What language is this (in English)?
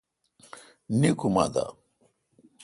Kalkoti